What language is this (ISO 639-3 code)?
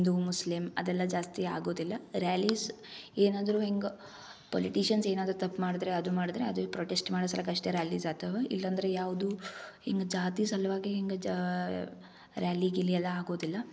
kan